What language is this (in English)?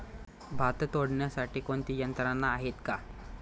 Marathi